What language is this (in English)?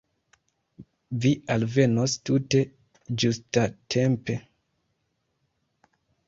Esperanto